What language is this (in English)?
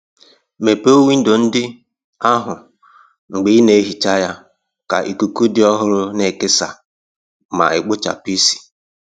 Igbo